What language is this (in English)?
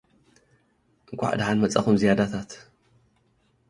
Tigrinya